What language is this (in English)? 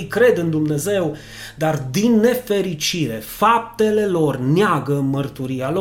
Romanian